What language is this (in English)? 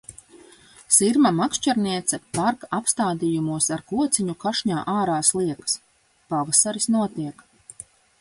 Latvian